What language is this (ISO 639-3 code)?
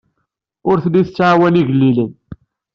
kab